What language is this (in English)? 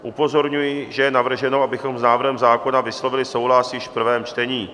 Czech